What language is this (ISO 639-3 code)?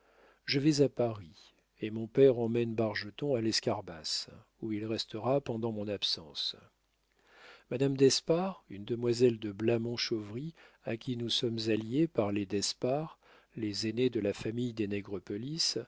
fra